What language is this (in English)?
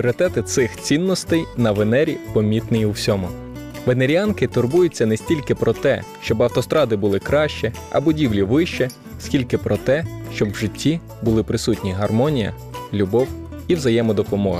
Ukrainian